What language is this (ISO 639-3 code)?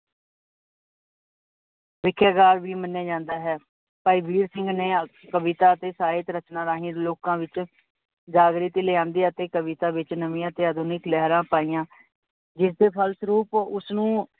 pan